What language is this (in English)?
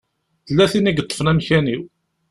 Kabyle